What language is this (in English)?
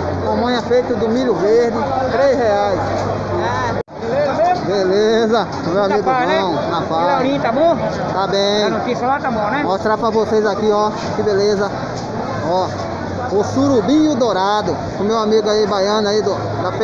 Portuguese